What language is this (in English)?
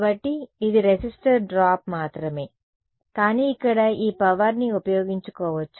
Telugu